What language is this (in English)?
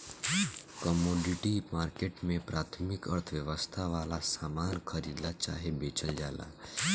Bhojpuri